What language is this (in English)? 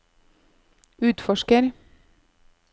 Norwegian